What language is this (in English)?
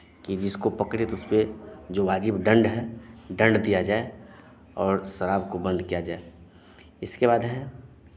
Hindi